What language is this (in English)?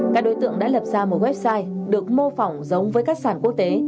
Vietnamese